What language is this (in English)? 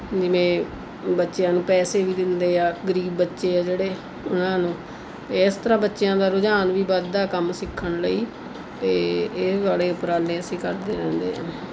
Punjabi